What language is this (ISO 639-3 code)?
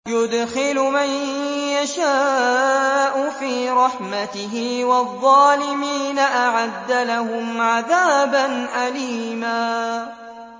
ara